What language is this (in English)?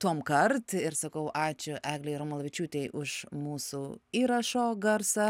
Lithuanian